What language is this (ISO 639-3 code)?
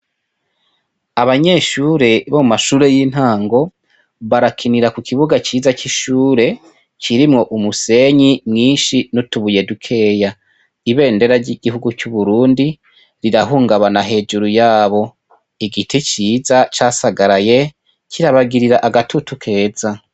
run